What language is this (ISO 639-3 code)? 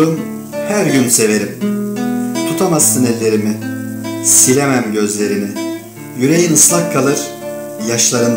tur